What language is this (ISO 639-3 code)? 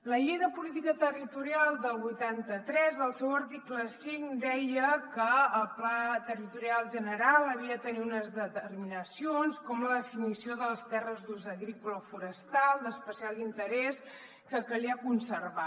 cat